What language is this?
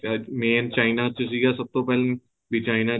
Punjabi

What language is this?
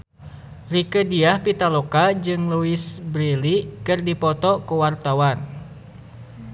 Sundanese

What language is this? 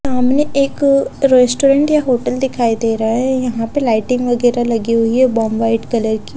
Hindi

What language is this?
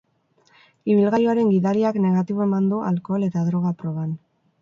Basque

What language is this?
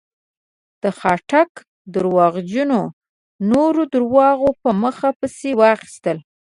Pashto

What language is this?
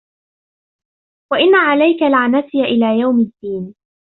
Arabic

